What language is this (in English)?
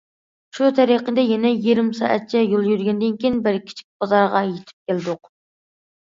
Uyghur